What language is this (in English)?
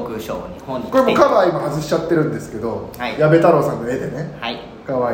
Japanese